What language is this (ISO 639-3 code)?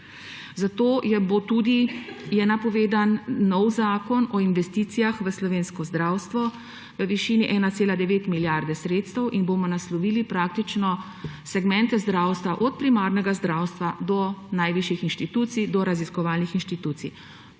slv